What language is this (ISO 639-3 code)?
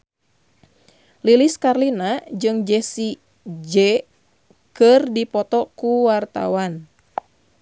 sun